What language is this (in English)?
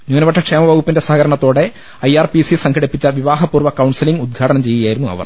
Malayalam